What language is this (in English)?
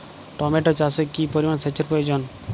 Bangla